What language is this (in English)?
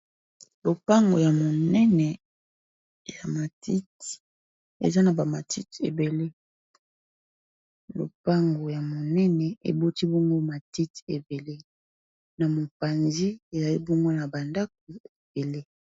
Lingala